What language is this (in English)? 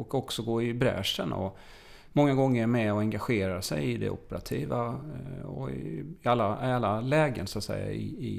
Swedish